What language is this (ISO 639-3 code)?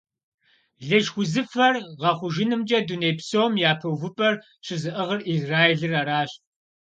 kbd